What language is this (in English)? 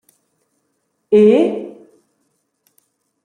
Romansh